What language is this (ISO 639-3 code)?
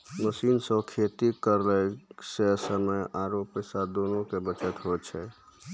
mai